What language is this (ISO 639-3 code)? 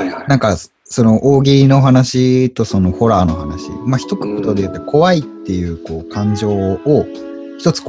jpn